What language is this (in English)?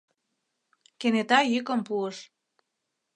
Mari